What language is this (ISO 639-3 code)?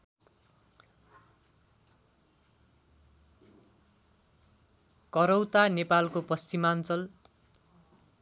nep